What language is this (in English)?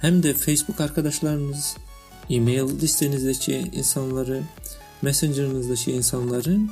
Turkish